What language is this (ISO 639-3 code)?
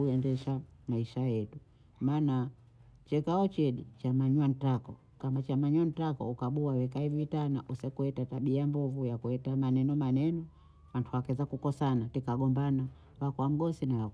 bou